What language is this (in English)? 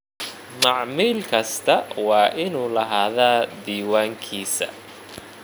Somali